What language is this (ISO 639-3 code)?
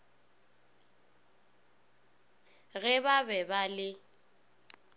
nso